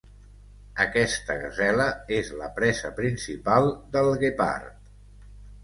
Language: Catalan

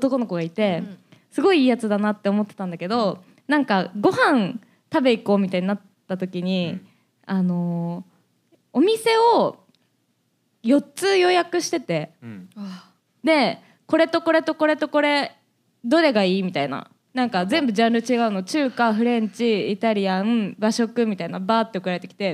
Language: Japanese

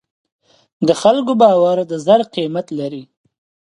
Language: Pashto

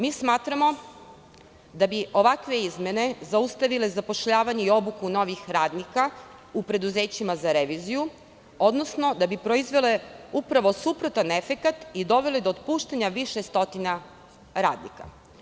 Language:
Serbian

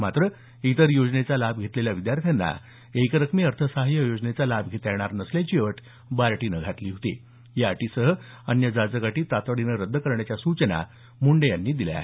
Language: Marathi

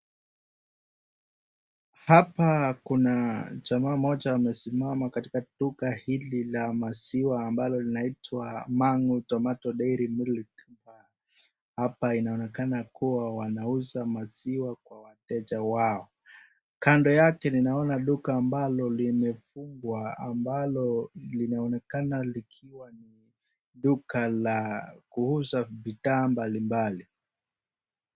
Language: Swahili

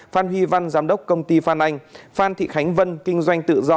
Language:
Vietnamese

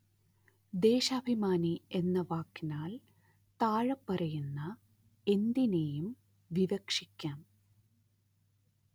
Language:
Malayalam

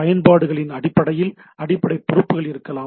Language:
Tamil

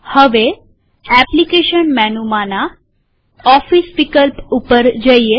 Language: Gujarati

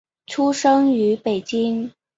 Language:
Chinese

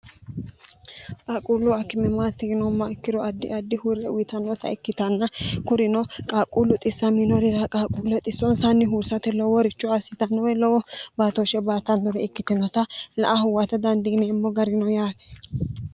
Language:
Sidamo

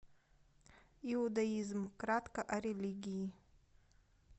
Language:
Russian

